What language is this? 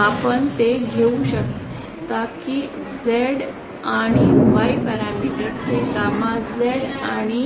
Marathi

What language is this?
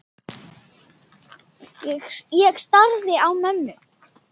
Icelandic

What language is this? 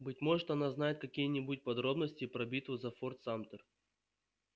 Russian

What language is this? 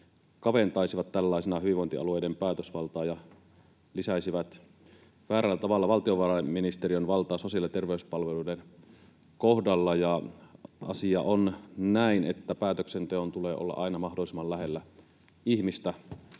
Finnish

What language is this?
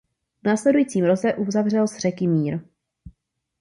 Czech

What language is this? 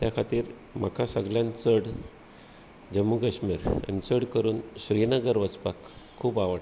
Konkani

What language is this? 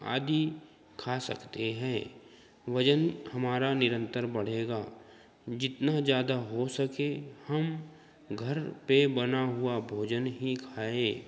Hindi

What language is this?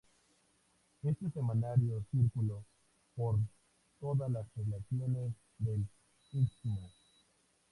Spanish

